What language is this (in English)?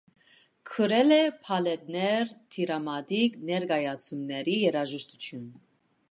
Armenian